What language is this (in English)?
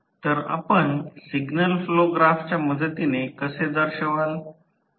Marathi